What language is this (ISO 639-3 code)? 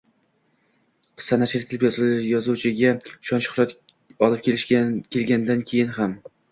uzb